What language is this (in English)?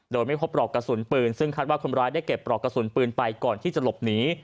Thai